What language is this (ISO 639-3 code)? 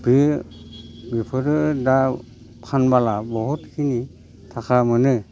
brx